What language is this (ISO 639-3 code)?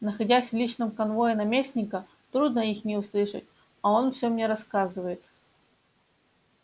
rus